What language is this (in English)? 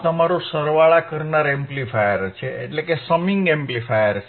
Gujarati